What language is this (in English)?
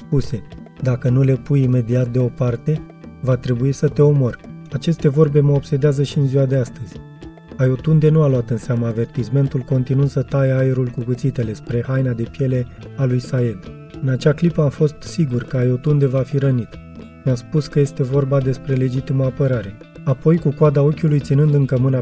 Romanian